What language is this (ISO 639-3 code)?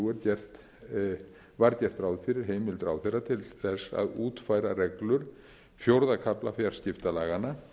isl